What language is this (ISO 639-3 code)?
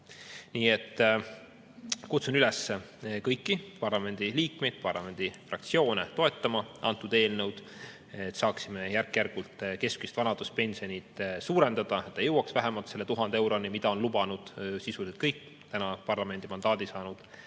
est